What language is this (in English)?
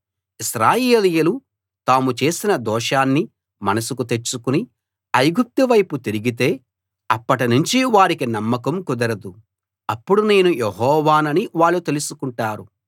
Telugu